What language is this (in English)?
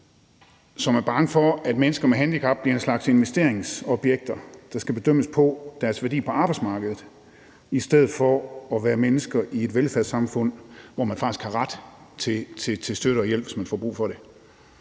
Danish